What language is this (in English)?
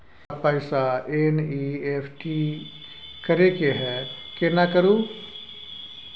Maithili